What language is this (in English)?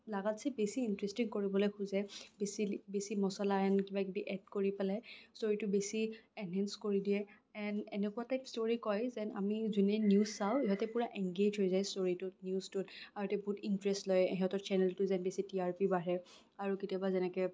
Assamese